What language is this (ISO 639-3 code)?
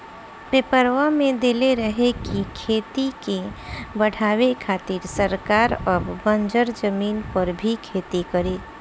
bho